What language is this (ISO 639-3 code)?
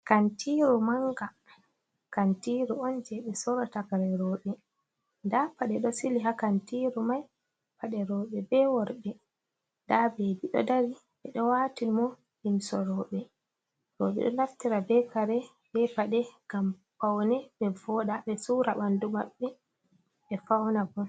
ful